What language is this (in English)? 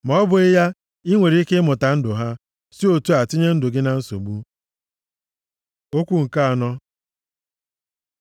Igbo